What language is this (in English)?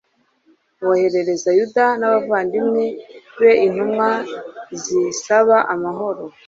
Kinyarwanda